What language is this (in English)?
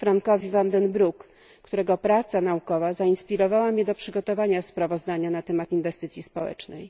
Polish